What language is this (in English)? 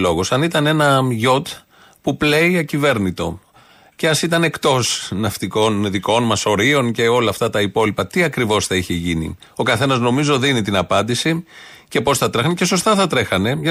Greek